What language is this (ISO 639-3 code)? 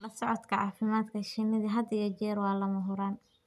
som